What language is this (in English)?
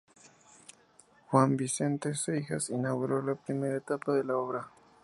Spanish